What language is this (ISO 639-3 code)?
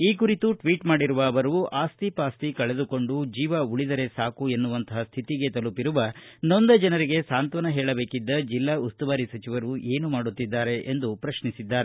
kan